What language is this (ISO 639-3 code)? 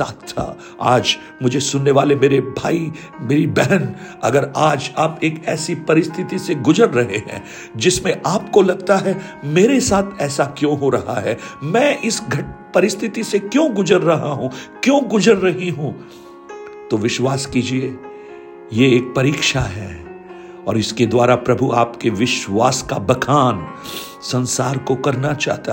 hin